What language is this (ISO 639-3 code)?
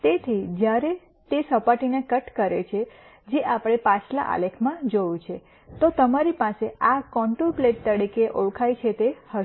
guj